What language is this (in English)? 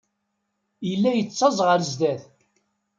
Kabyle